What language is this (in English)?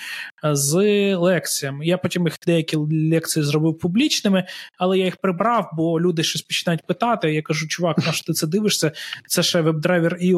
Ukrainian